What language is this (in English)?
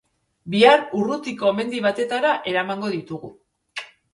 Basque